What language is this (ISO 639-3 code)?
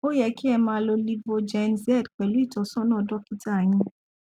yor